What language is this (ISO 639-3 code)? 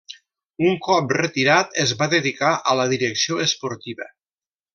cat